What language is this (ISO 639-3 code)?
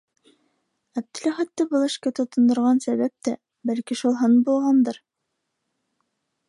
bak